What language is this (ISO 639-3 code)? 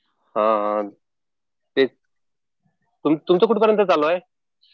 mar